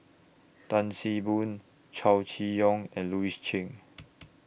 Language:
English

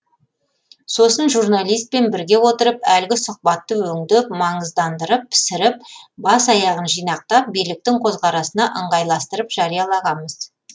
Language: Kazakh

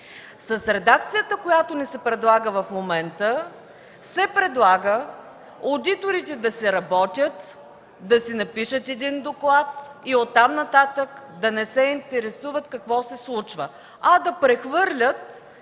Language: Bulgarian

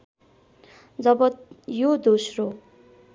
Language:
Nepali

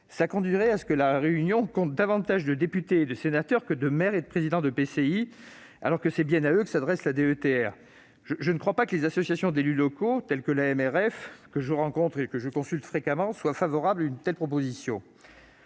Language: French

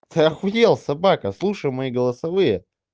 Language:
Russian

